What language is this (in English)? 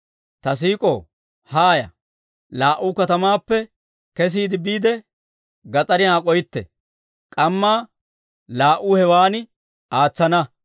Dawro